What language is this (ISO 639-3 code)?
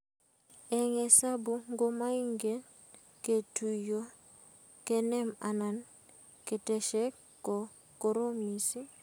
kln